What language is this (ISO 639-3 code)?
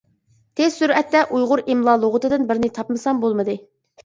uig